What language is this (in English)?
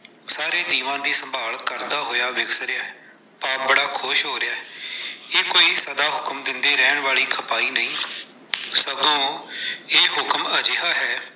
Punjabi